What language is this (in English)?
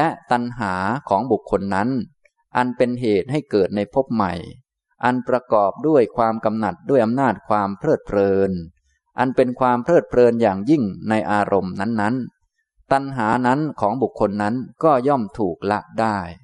Thai